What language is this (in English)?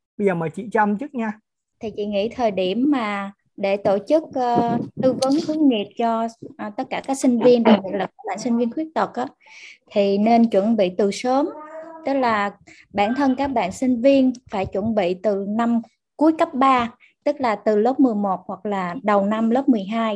Vietnamese